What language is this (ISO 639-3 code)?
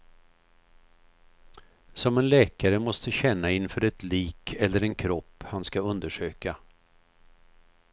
swe